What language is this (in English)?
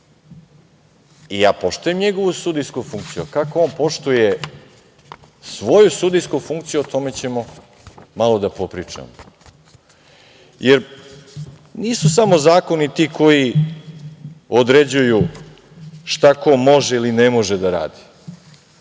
Serbian